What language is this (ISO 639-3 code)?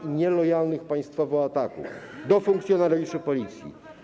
pol